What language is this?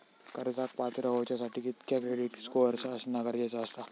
Marathi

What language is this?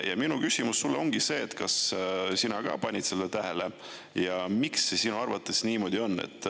Estonian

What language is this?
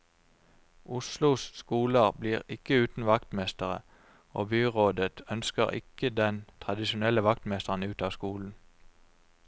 Norwegian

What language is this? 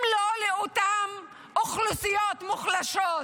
Hebrew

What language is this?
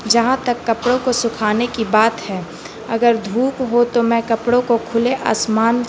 Urdu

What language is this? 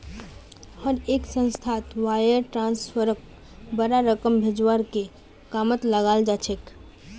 Magahi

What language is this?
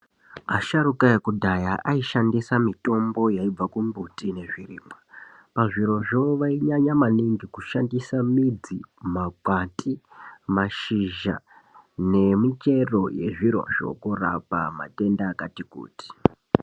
Ndau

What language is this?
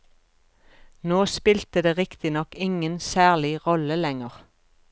Norwegian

